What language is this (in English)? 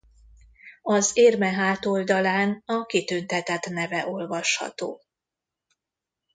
Hungarian